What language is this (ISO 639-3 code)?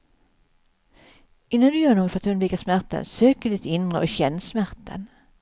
swe